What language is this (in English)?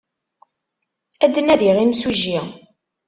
Kabyle